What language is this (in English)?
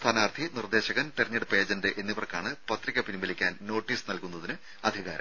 Malayalam